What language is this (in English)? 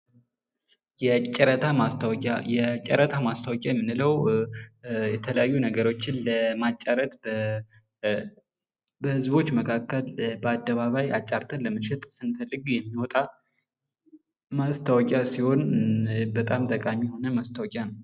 Amharic